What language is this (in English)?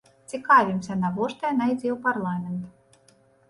Belarusian